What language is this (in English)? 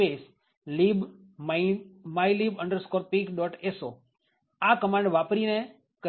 Gujarati